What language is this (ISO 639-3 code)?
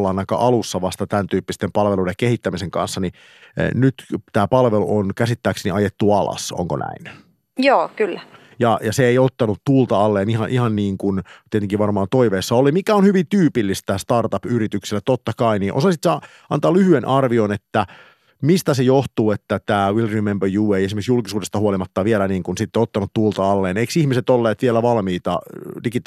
fin